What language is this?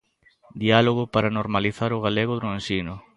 Galician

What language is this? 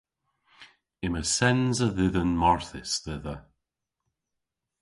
Cornish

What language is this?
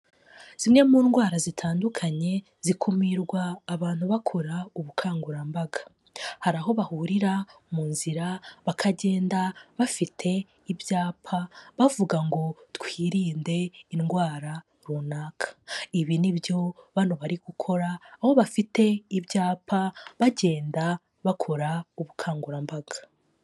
Kinyarwanda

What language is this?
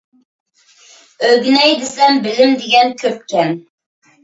Uyghur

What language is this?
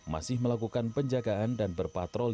Indonesian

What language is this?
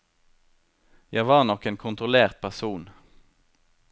Norwegian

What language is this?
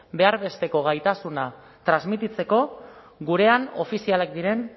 Basque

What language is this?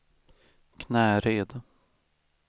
Swedish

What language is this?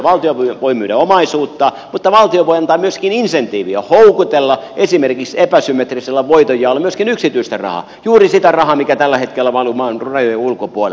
Finnish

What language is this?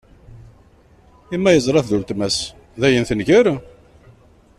Kabyle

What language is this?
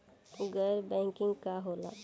Bhojpuri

